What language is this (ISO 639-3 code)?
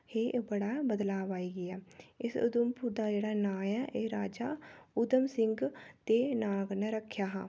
doi